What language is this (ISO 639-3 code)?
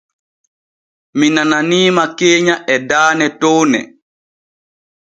fue